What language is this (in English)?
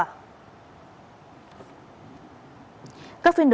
Vietnamese